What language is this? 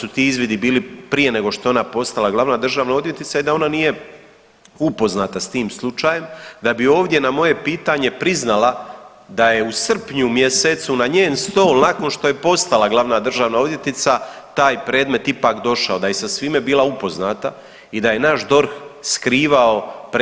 Croatian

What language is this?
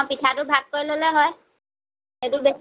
Assamese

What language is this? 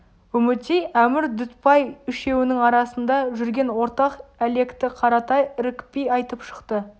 Kazakh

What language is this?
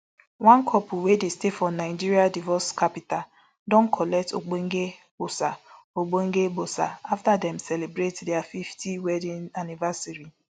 Nigerian Pidgin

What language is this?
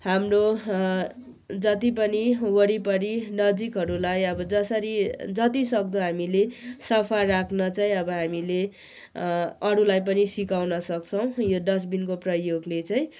Nepali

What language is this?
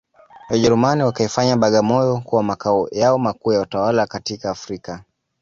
Swahili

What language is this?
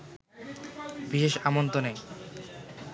Bangla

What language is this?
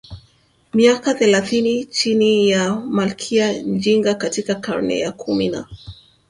Swahili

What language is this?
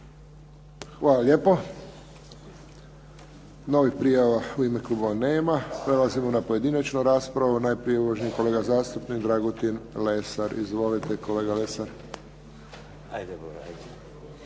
Croatian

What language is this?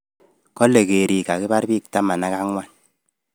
Kalenjin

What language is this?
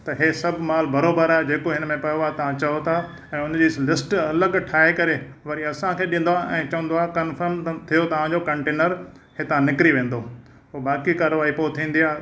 Sindhi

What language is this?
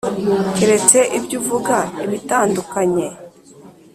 Kinyarwanda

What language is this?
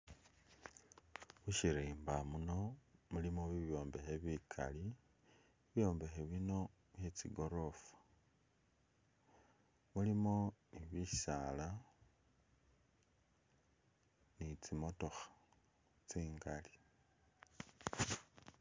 Masaaba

